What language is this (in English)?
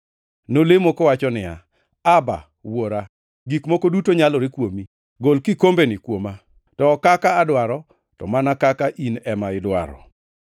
Luo (Kenya and Tanzania)